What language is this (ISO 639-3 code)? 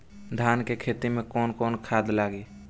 bho